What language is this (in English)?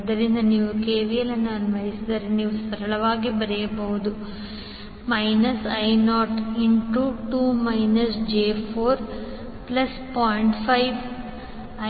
Kannada